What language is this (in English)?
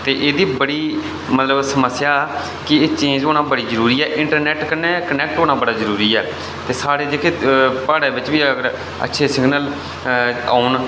Dogri